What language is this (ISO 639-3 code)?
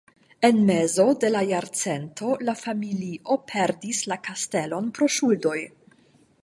epo